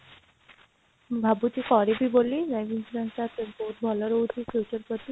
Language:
Odia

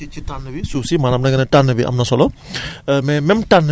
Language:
Wolof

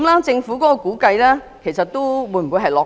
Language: Cantonese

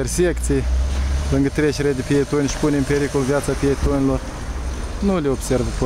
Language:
Romanian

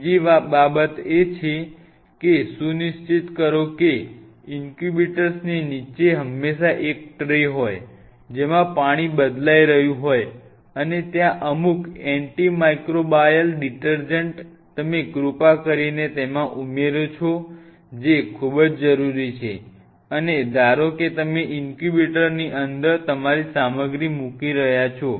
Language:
Gujarati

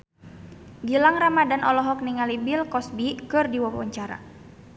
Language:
Sundanese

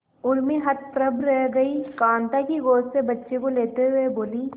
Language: Hindi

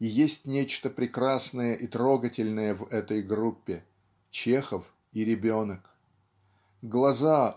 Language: Russian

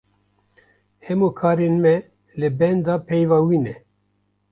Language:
Kurdish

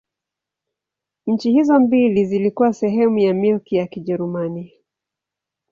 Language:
Swahili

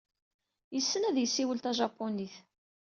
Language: Kabyle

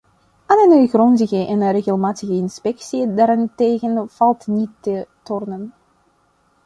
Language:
Dutch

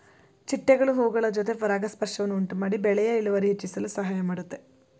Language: Kannada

